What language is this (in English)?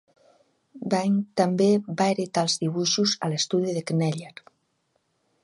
Catalan